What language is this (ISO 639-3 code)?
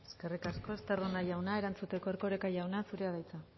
eus